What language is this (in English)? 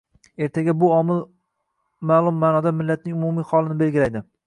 Uzbek